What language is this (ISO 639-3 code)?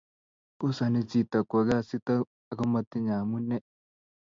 kln